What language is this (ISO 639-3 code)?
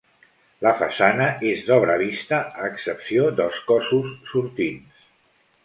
cat